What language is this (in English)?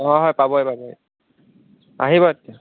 Assamese